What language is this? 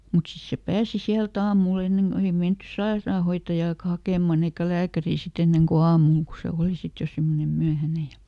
Finnish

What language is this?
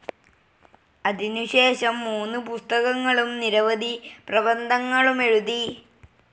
Malayalam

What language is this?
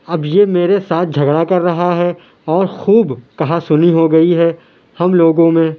Urdu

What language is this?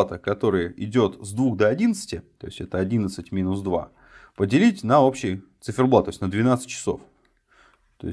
Russian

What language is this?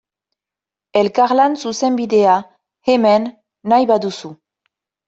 Basque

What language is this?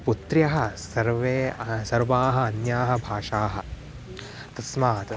Sanskrit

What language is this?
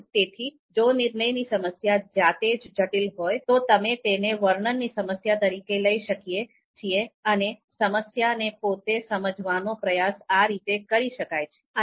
Gujarati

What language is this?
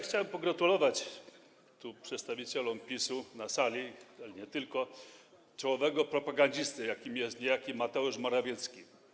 Polish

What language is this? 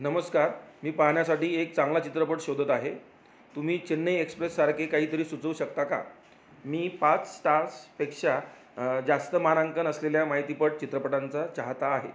Marathi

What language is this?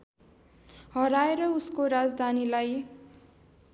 Nepali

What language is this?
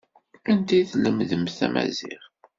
Kabyle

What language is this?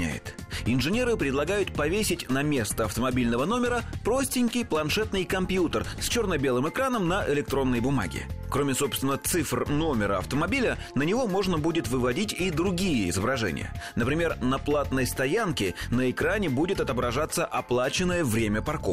Russian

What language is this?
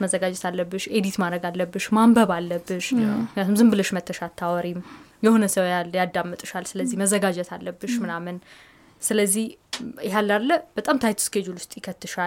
Amharic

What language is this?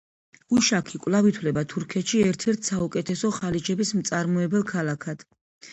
Georgian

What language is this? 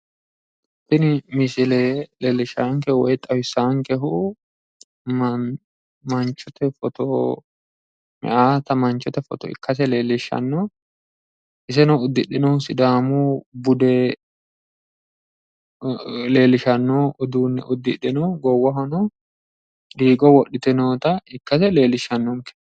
Sidamo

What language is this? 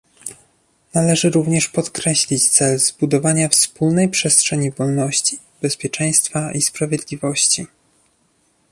Polish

